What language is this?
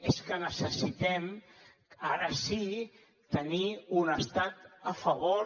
Catalan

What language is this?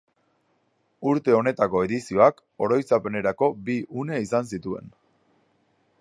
Basque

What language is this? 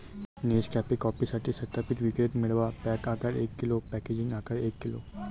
Marathi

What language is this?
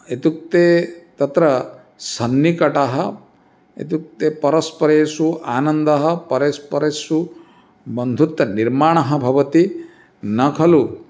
Sanskrit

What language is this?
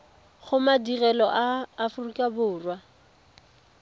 Tswana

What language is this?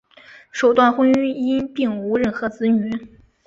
Chinese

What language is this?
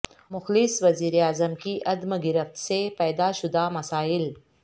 Urdu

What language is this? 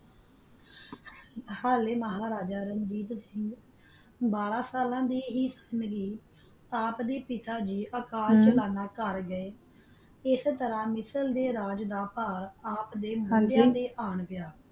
Punjabi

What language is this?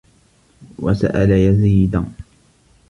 Arabic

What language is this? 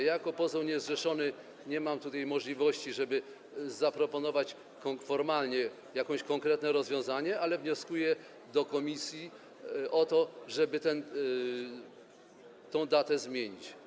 Polish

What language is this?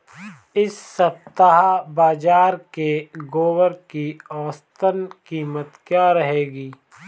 Hindi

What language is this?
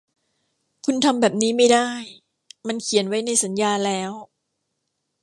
Thai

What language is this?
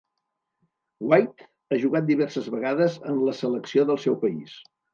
Catalan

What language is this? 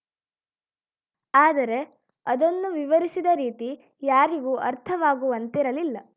Kannada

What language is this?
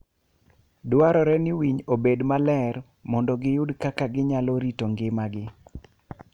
Luo (Kenya and Tanzania)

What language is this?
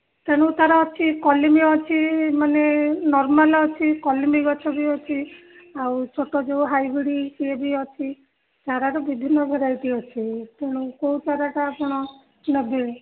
Odia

